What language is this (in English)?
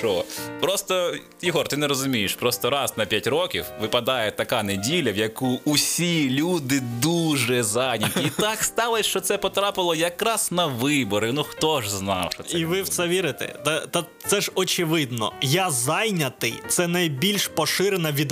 Ukrainian